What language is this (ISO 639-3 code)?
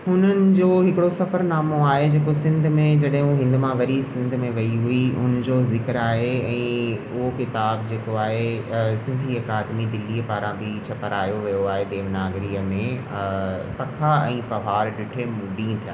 snd